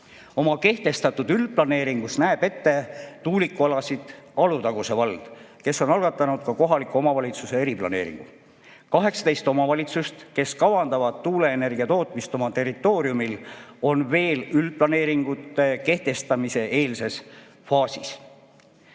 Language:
Estonian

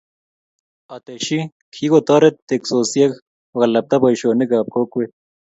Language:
Kalenjin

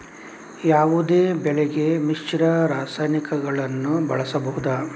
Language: Kannada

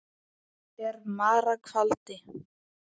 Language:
Icelandic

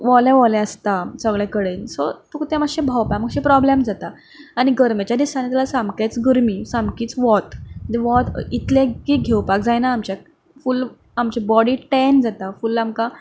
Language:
Konkani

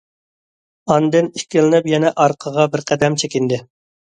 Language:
Uyghur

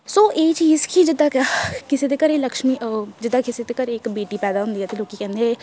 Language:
Punjabi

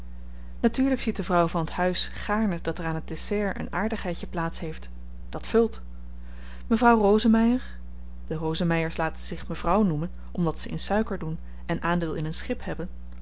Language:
Dutch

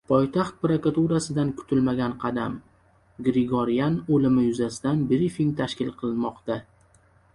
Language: Uzbek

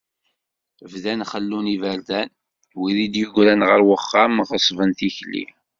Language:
Kabyle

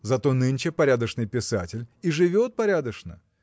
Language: Russian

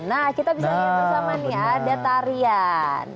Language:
Indonesian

